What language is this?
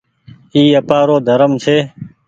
Goaria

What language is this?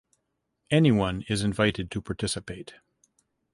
English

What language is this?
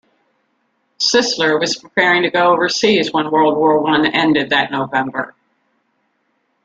English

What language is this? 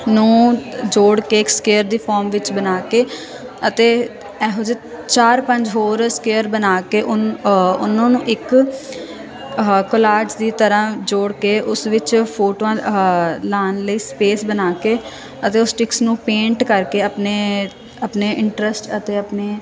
Punjabi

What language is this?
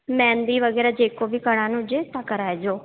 Sindhi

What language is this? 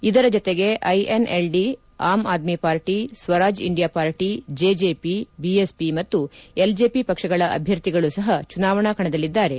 Kannada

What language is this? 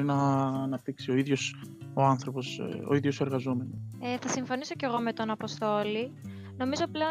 Greek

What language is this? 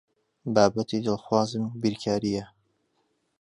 Central Kurdish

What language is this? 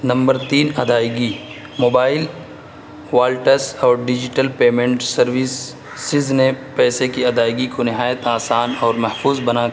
Urdu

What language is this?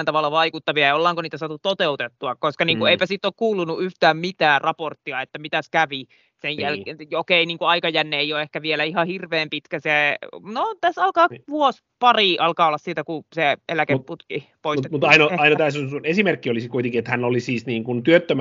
Finnish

